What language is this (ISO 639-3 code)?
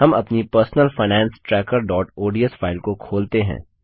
hin